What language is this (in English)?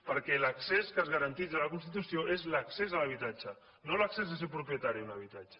Catalan